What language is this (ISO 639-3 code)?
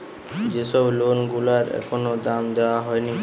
ben